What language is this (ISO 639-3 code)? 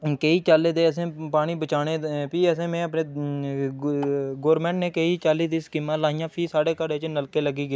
doi